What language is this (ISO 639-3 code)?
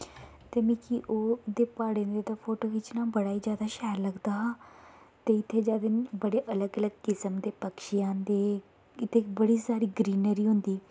doi